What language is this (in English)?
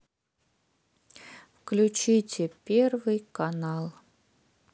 Russian